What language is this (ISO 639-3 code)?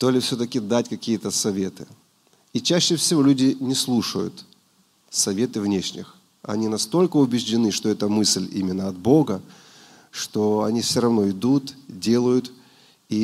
rus